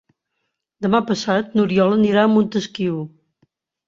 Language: Catalan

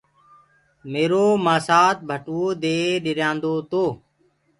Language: Gurgula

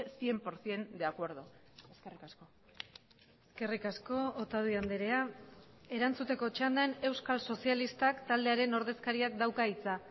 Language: Basque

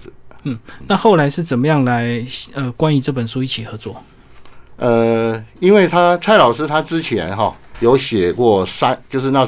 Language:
Chinese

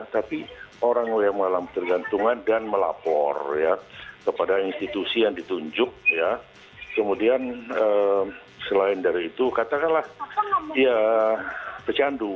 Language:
Indonesian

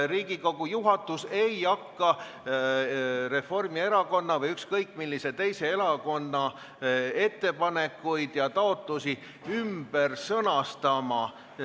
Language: Estonian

